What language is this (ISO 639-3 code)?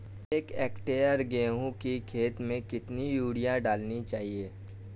hin